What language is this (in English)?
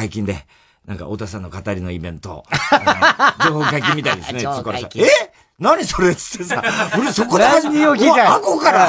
Japanese